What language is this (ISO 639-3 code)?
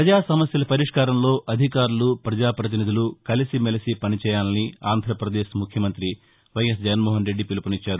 tel